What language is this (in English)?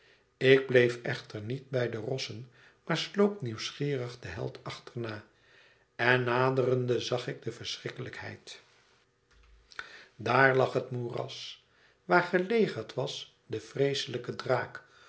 Dutch